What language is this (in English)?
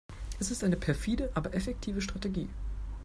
German